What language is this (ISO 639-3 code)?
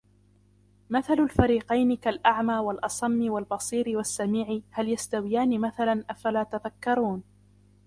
ara